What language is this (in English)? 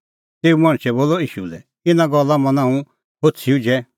Kullu Pahari